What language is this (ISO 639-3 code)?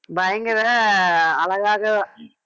tam